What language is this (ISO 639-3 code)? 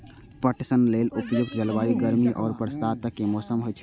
mai